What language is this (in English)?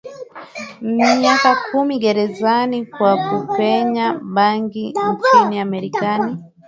Swahili